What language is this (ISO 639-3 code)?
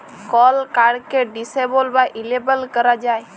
ben